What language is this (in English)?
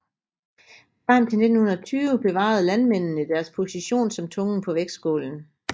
Danish